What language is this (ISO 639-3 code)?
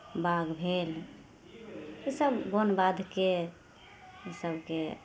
mai